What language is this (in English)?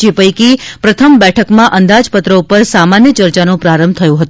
Gujarati